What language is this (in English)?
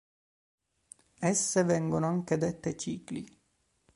Italian